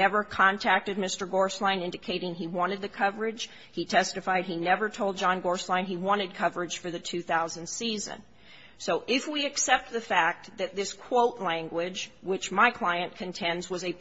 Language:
English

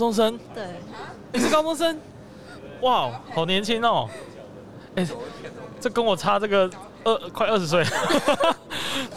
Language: Chinese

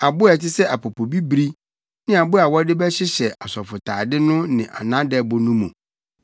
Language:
Akan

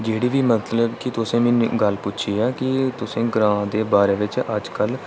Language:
Dogri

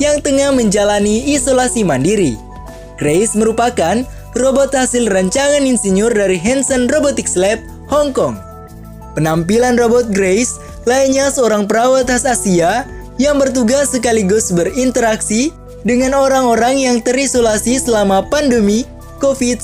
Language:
Indonesian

